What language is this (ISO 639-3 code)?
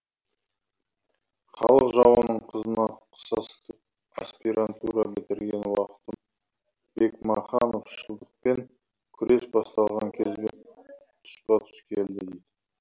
kaz